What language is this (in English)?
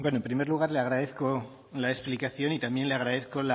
Spanish